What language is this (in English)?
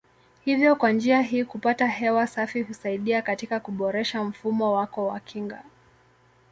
Swahili